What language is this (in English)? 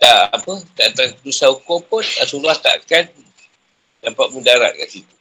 Malay